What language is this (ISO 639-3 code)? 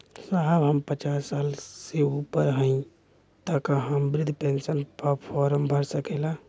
bho